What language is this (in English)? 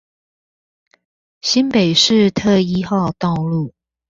Chinese